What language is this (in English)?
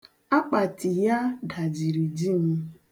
Igbo